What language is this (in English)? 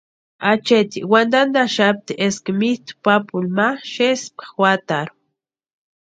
Western Highland Purepecha